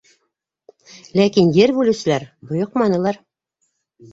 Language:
Bashkir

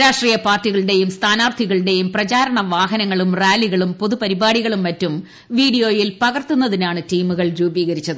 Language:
Malayalam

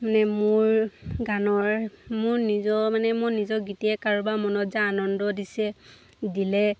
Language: Assamese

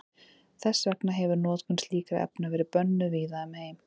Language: Icelandic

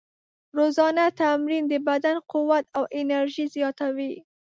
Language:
Pashto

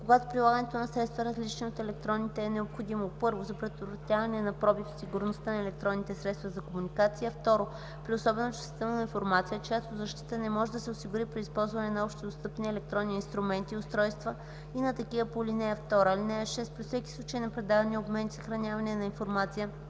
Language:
Bulgarian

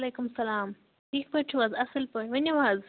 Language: Kashmiri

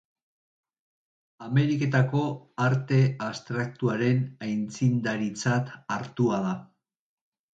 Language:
Basque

